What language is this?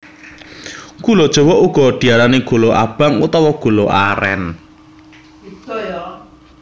Javanese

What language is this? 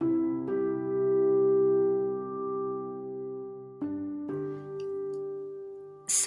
Spanish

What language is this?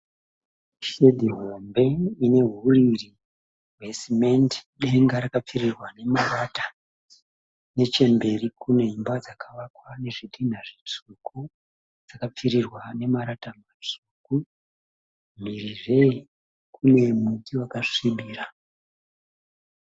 Shona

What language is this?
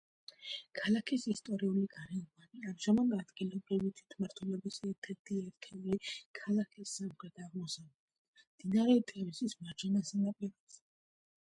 Georgian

